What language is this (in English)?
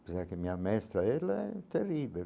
Portuguese